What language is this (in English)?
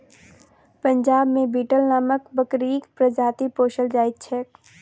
Maithili